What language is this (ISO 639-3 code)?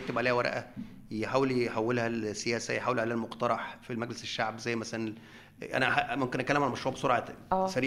ara